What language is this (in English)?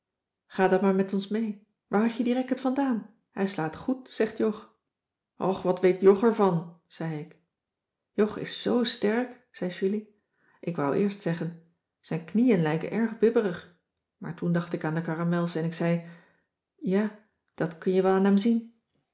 Dutch